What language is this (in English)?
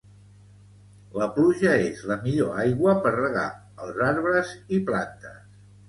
Catalan